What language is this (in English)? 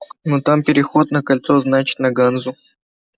Russian